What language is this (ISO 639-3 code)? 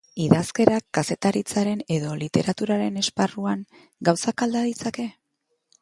eus